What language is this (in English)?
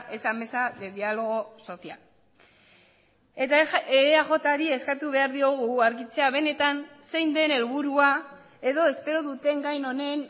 Basque